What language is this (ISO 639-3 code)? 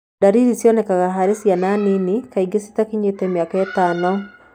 kik